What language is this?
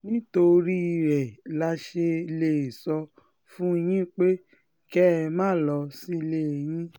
Yoruba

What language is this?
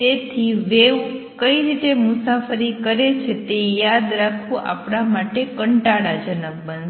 Gujarati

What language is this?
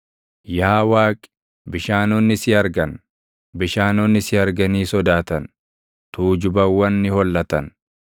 Oromo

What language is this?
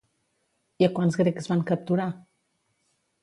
Catalan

